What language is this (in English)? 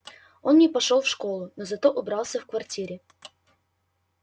Russian